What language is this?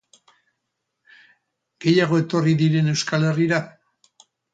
Basque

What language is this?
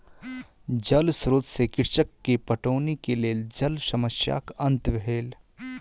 Maithili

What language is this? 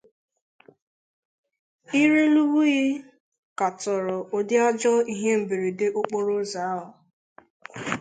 Igbo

